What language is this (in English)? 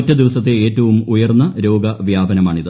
Malayalam